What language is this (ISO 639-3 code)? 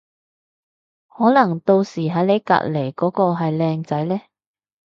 yue